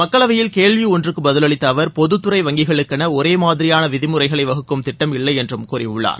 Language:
Tamil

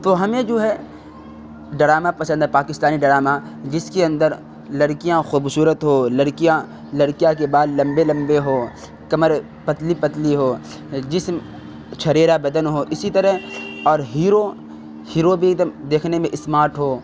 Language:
Urdu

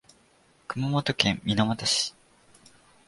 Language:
Japanese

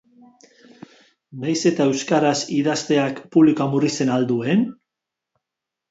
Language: Basque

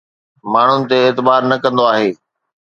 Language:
Sindhi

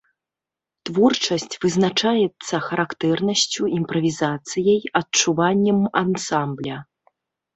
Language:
Belarusian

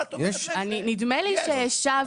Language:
Hebrew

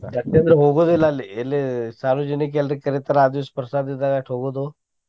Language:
Kannada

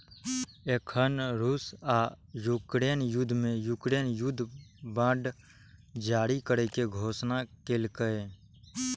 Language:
Maithili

